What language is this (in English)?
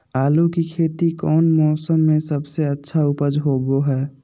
Magahi